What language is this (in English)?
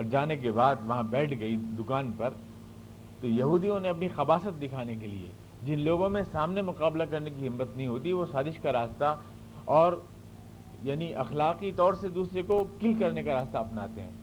Urdu